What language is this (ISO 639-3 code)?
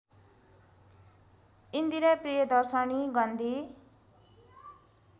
nep